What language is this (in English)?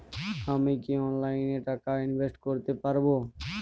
Bangla